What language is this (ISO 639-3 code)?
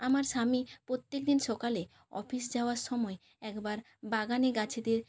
ben